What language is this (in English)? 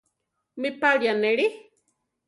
Central Tarahumara